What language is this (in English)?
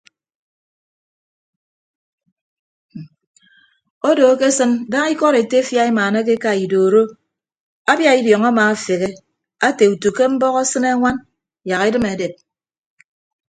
Ibibio